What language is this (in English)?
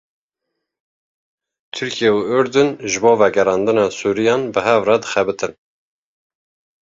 Kurdish